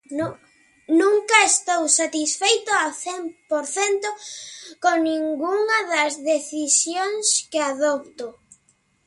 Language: Galician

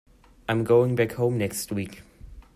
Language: English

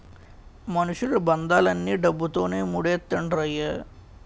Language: Telugu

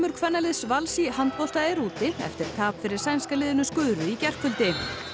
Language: Icelandic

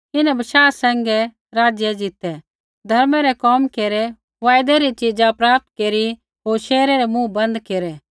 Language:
Kullu Pahari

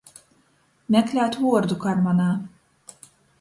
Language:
Latgalian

